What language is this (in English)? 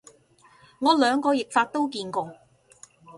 Cantonese